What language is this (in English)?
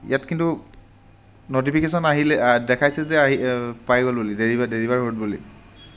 Assamese